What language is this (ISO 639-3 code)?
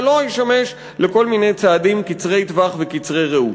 heb